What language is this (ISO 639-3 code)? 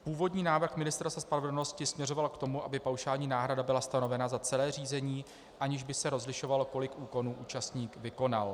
ces